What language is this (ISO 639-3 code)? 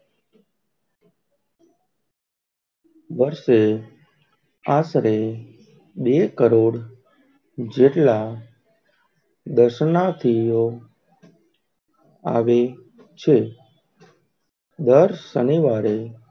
guj